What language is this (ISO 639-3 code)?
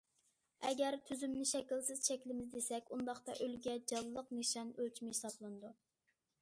uig